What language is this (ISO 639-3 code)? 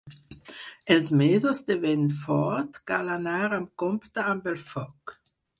cat